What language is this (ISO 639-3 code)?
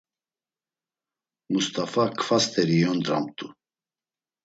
lzz